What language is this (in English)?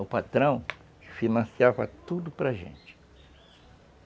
Portuguese